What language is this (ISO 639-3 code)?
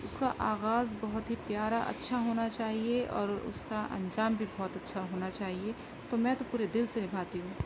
urd